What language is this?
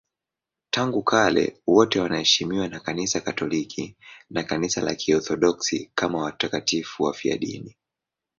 Swahili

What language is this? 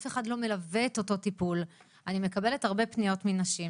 Hebrew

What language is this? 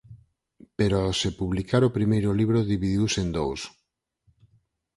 Galician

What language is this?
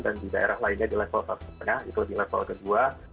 Indonesian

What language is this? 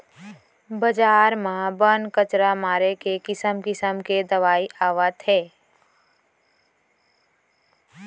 Chhattisgarhi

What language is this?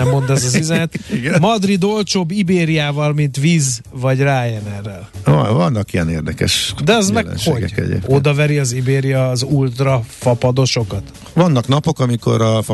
Hungarian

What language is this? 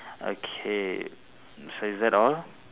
English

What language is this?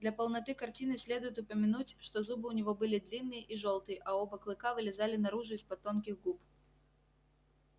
Russian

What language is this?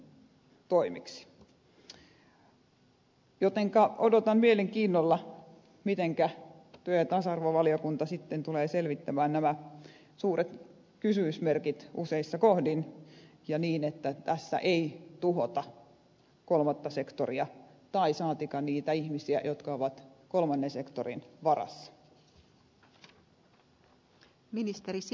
Finnish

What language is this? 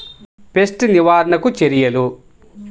Telugu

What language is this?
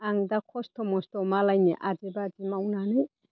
Bodo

